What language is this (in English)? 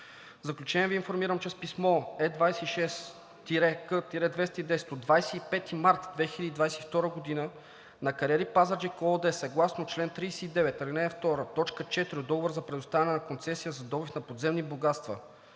Bulgarian